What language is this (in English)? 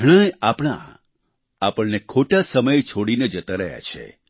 Gujarati